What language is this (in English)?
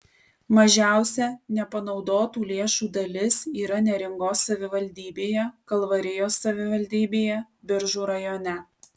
Lithuanian